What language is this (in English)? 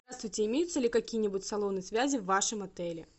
Russian